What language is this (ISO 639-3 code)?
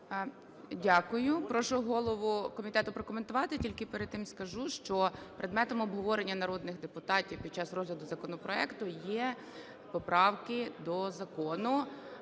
ukr